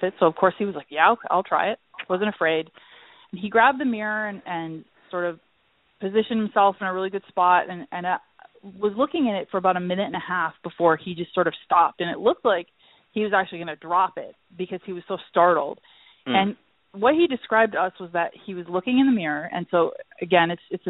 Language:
English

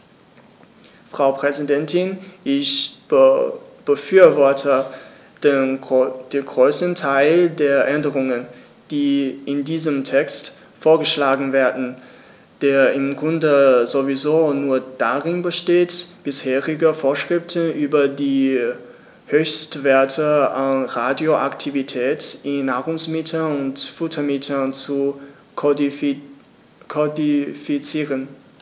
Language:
German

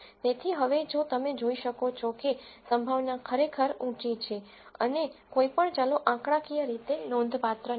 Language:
Gujarati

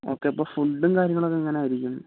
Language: Malayalam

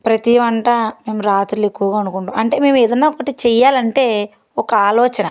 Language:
Telugu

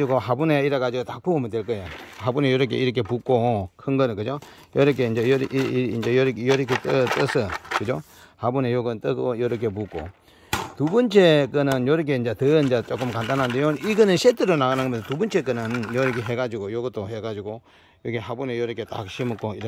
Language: Korean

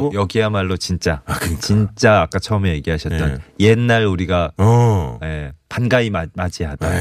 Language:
Korean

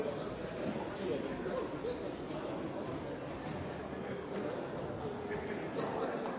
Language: Norwegian Bokmål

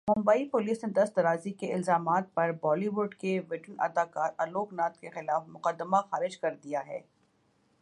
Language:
Urdu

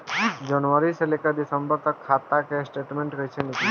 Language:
Bhojpuri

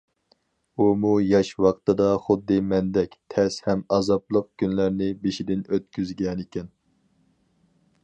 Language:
Uyghur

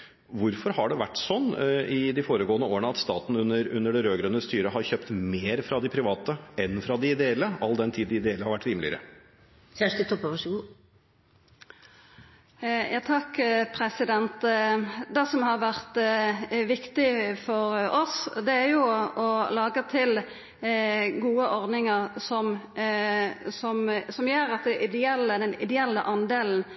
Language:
Norwegian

